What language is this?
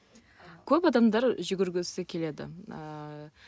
Kazakh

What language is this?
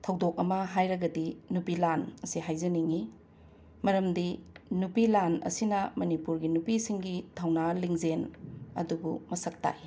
Manipuri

